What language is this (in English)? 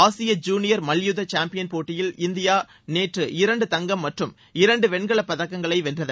Tamil